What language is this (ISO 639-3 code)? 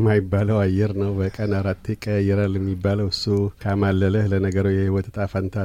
amh